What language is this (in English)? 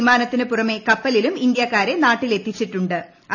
Malayalam